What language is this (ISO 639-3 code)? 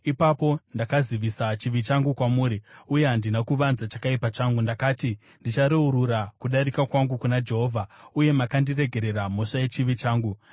sna